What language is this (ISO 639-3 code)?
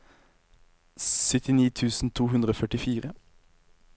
nor